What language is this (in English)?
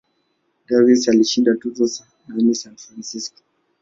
Swahili